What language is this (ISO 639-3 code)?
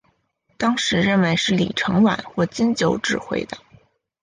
zho